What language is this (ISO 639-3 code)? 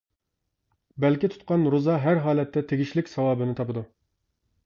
uig